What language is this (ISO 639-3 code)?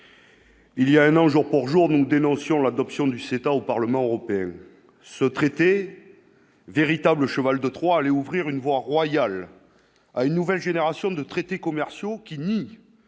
fra